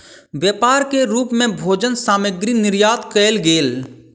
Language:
Maithili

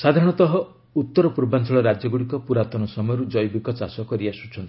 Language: Odia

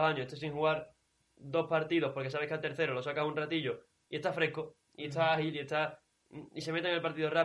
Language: Spanish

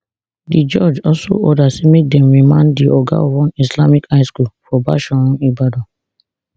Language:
Nigerian Pidgin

